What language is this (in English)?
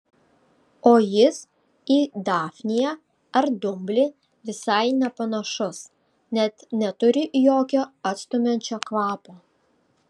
Lithuanian